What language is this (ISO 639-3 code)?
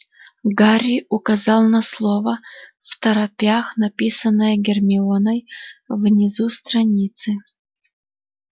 rus